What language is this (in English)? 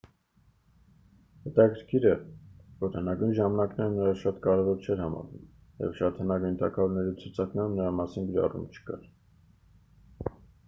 Armenian